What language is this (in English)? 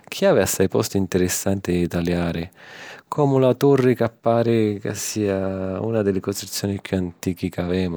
Sicilian